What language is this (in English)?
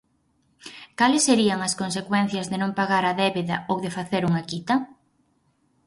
Galician